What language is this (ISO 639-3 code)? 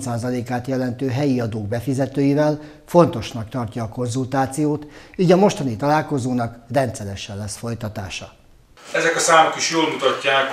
hun